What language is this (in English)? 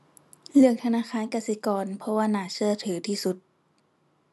Thai